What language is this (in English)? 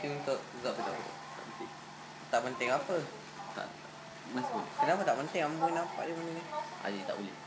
Malay